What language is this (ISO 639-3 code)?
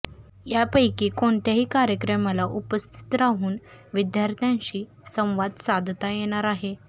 mar